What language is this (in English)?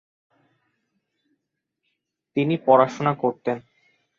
Bangla